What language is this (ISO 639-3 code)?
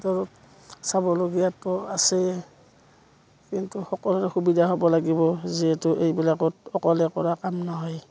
asm